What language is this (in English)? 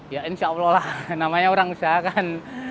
Indonesian